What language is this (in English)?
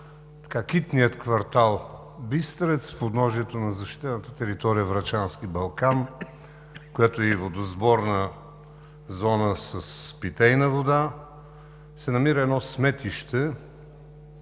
Bulgarian